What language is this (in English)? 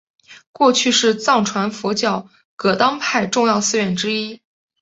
Chinese